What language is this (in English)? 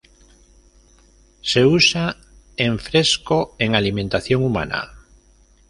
Spanish